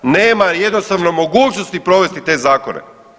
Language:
Croatian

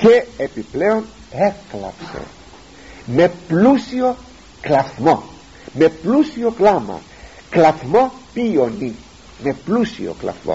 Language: Greek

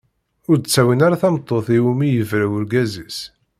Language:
Kabyle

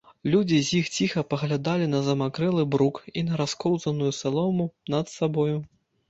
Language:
Belarusian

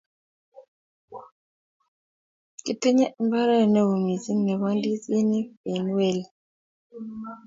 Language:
Kalenjin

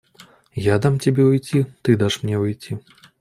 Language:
Russian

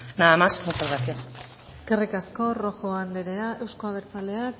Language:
Basque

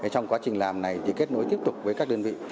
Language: Vietnamese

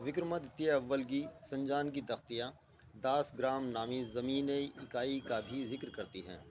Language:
Urdu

